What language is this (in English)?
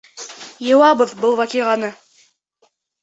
Bashkir